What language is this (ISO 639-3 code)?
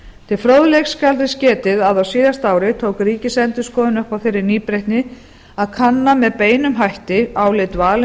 isl